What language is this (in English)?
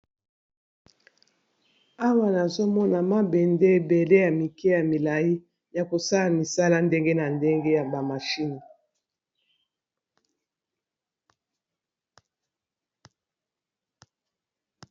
Lingala